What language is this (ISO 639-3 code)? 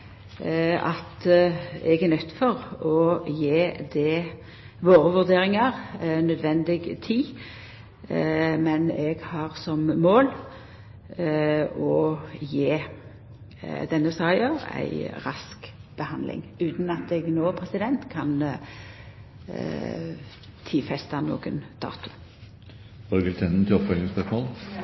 nno